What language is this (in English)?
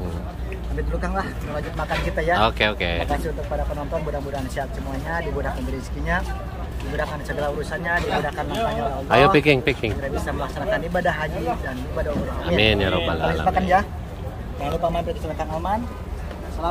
Indonesian